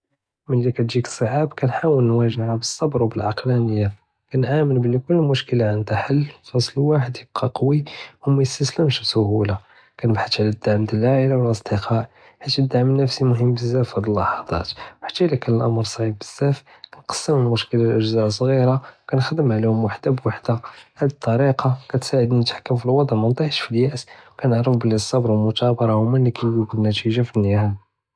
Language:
Judeo-Arabic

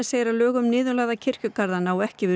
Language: Icelandic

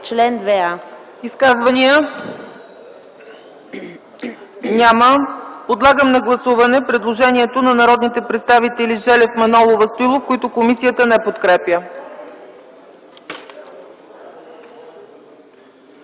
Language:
Bulgarian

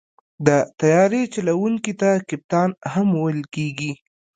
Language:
Pashto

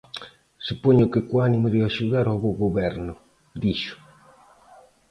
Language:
Galician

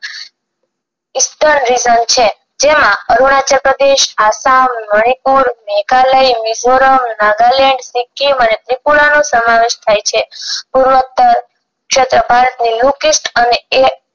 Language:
Gujarati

